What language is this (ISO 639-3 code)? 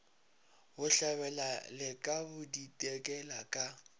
nso